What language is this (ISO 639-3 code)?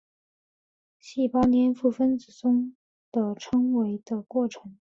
zho